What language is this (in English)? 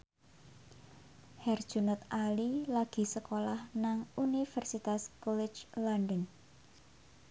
Javanese